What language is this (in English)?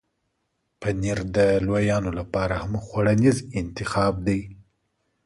Pashto